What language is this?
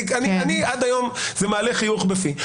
Hebrew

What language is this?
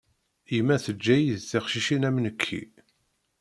Kabyle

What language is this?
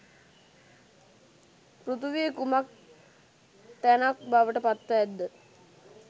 Sinhala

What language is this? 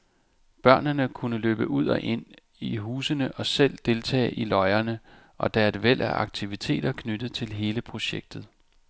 Danish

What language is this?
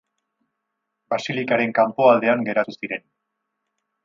Basque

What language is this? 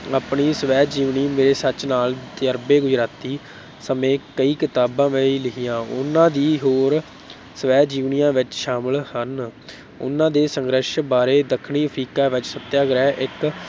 Punjabi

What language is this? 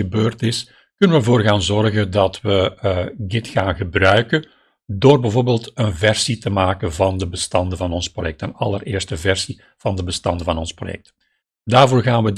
Dutch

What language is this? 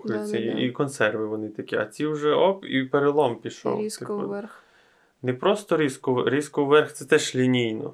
Ukrainian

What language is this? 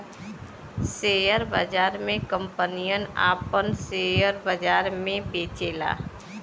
Bhojpuri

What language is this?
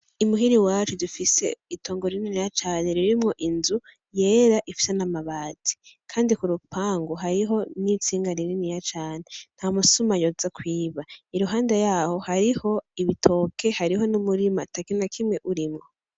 Rundi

